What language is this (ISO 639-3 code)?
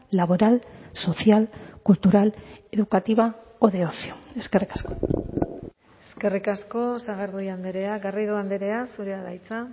eus